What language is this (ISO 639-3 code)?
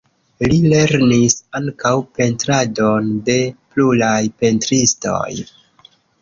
epo